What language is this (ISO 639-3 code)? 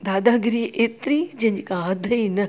snd